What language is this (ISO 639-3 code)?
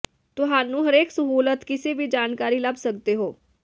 pan